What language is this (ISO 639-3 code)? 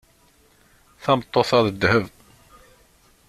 kab